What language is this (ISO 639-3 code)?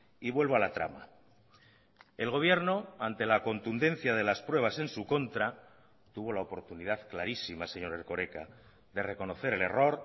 spa